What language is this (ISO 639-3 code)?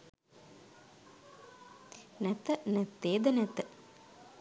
sin